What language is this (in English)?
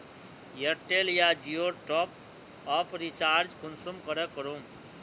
Magahi